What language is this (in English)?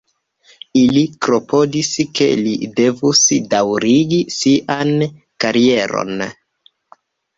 Esperanto